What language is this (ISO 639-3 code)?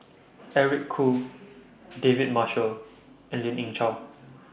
eng